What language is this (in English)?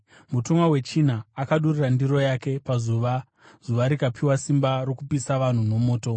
Shona